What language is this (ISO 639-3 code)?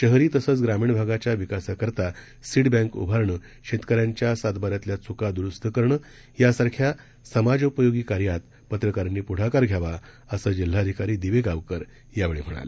mar